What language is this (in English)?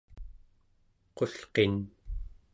Central Yupik